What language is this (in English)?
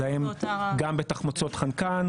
Hebrew